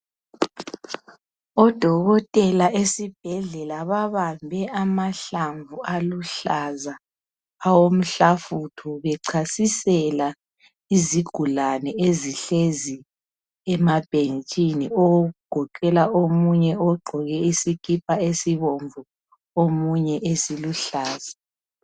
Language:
North Ndebele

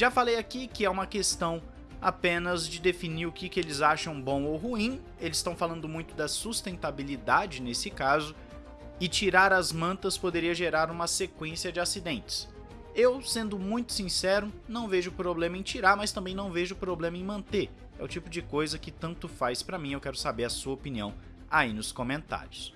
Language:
Portuguese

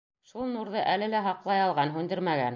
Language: Bashkir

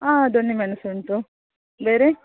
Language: Kannada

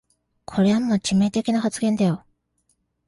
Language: Japanese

